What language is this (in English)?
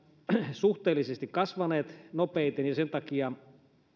Finnish